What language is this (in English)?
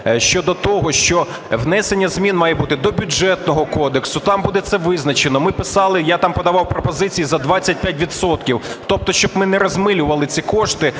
Ukrainian